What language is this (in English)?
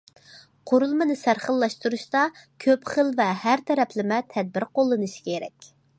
Uyghur